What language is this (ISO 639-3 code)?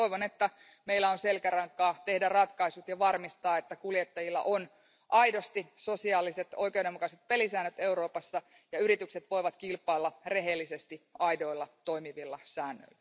fin